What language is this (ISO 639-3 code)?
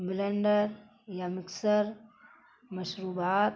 urd